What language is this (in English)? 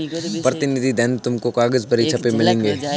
Hindi